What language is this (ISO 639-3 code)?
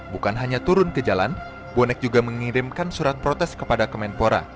ind